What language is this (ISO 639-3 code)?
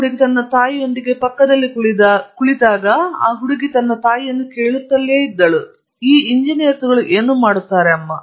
kan